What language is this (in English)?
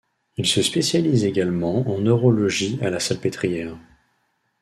French